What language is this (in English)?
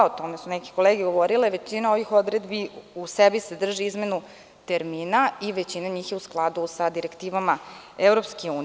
Serbian